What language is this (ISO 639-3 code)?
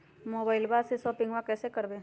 mag